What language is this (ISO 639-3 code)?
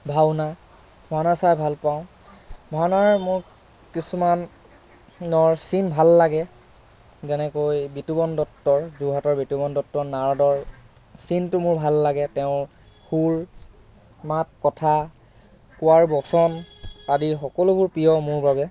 asm